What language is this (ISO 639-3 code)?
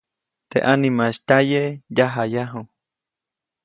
zoc